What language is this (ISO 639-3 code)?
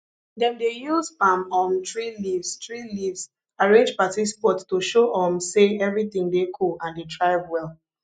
pcm